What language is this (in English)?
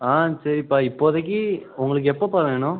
Tamil